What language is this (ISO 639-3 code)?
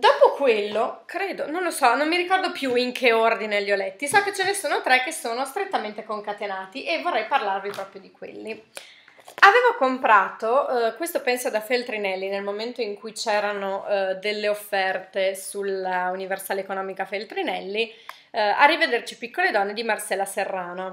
ita